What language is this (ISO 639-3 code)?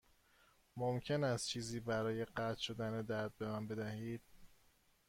fas